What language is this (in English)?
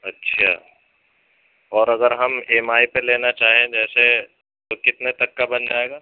Urdu